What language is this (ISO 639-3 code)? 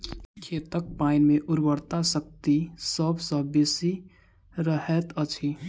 mai